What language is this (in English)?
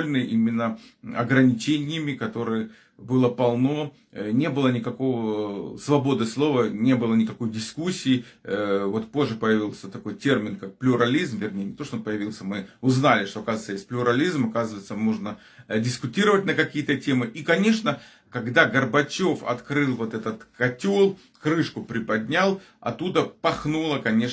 Russian